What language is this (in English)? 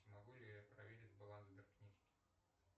Russian